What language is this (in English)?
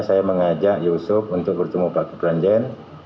Indonesian